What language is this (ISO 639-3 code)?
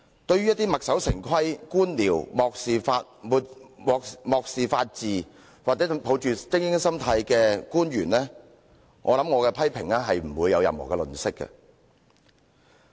yue